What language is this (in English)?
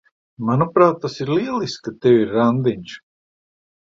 Latvian